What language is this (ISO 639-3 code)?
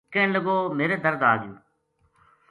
gju